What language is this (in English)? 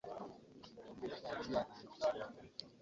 Ganda